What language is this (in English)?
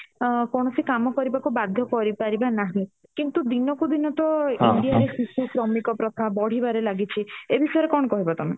Odia